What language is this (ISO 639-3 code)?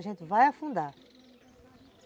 por